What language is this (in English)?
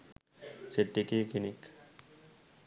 Sinhala